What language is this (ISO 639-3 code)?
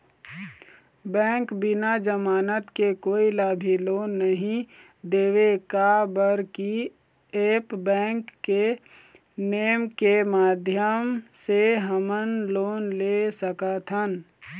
hne